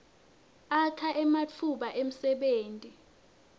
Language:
Swati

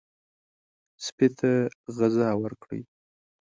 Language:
Pashto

